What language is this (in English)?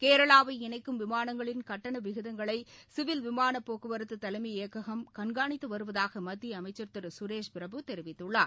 Tamil